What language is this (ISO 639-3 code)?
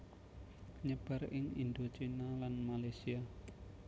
jav